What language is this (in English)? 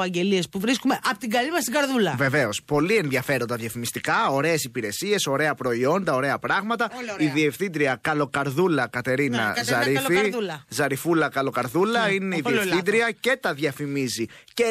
Greek